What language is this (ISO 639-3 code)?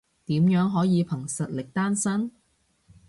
yue